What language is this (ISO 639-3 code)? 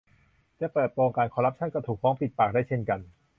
tha